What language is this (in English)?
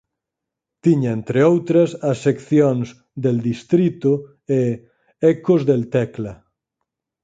Galician